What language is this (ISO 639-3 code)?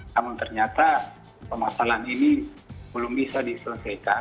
ind